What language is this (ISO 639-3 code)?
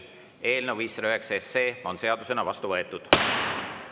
est